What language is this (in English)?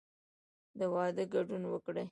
Pashto